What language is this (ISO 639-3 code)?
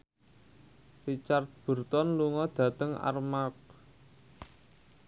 jav